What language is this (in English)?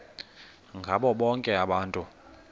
Xhosa